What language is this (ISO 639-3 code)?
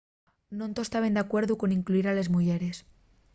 ast